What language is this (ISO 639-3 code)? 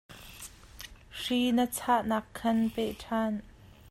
cnh